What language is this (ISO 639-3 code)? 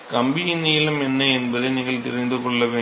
tam